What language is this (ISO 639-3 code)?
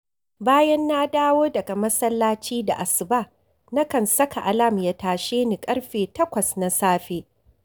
hau